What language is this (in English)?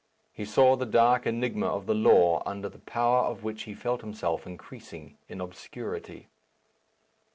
English